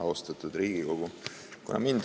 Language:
Estonian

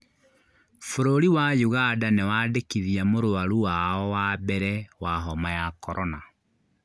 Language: Kikuyu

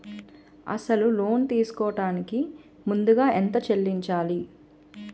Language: Telugu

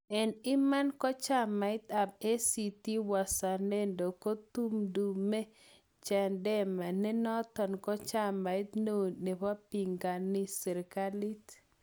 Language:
Kalenjin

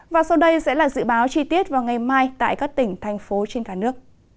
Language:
Vietnamese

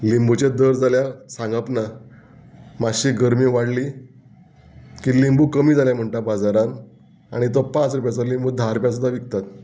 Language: Konkani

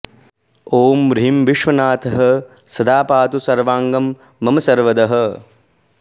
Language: Sanskrit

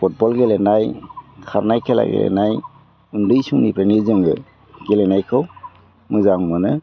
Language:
Bodo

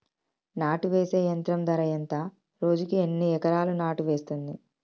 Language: Telugu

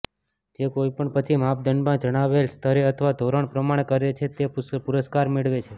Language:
Gujarati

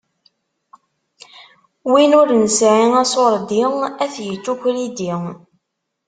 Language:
Kabyle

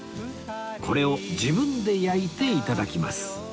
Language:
Japanese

